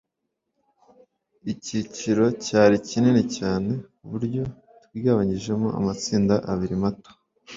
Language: Kinyarwanda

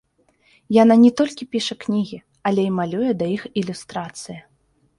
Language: Belarusian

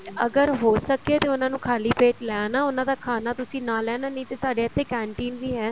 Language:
Punjabi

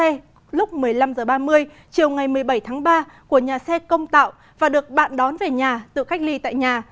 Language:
Vietnamese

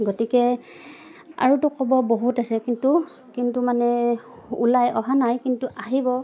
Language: Assamese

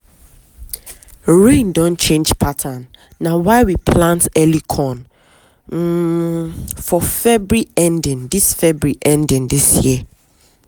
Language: Nigerian Pidgin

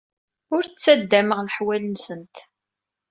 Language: Kabyle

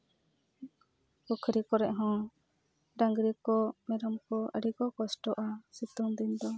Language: Santali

